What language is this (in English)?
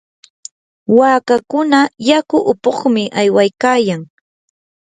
Yanahuanca Pasco Quechua